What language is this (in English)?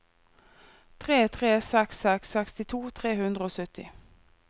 Norwegian